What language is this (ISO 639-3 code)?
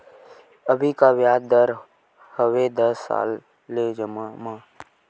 hne